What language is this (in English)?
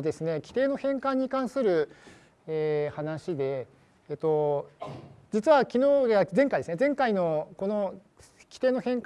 Japanese